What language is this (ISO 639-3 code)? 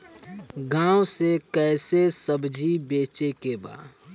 bho